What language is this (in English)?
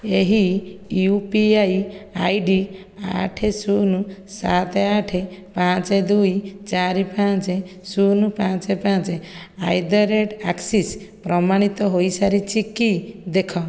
Odia